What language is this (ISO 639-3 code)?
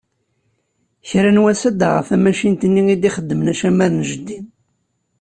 kab